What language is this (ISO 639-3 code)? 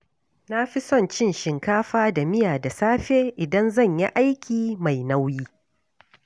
hau